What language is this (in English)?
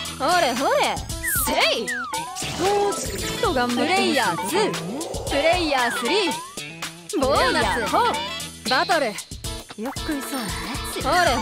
Japanese